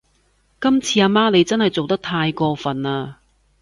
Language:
Cantonese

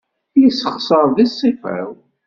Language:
Kabyle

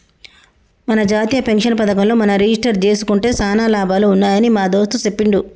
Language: Telugu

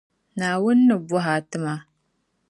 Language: Dagbani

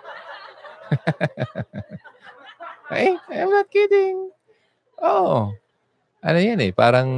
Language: Filipino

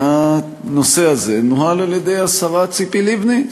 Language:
Hebrew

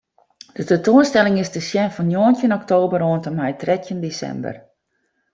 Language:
Western Frisian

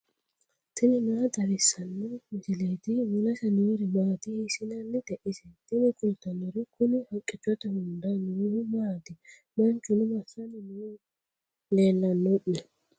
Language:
Sidamo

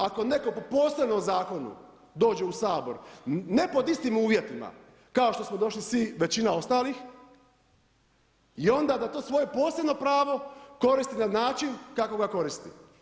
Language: Croatian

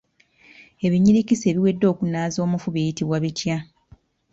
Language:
Ganda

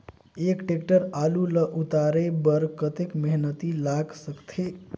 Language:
Chhattisgarhi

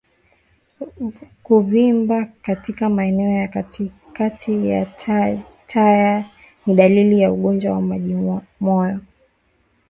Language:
Swahili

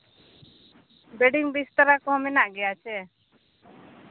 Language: Santali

